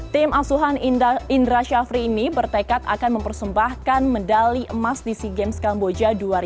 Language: Indonesian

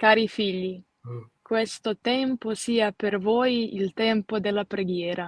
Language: Italian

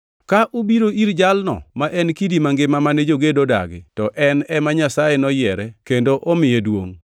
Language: Luo (Kenya and Tanzania)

